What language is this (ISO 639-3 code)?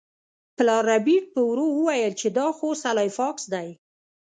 pus